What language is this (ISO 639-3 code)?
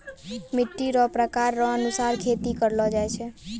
mai